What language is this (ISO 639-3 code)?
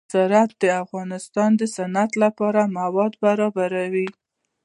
pus